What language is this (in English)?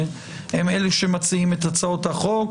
Hebrew